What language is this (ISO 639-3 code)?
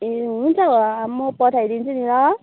nep